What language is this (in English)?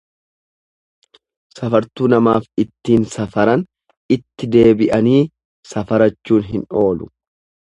Oromo